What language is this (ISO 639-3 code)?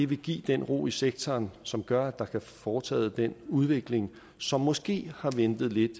dan